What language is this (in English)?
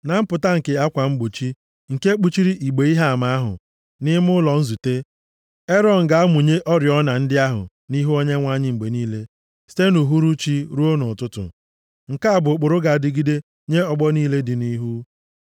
Igbo